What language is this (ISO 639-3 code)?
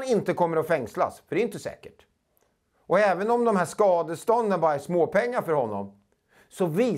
swe